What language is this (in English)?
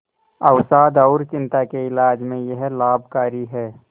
Hindi